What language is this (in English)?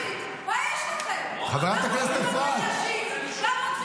Hebrew